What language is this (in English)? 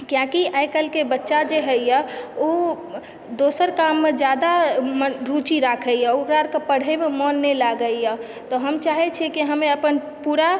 Maithili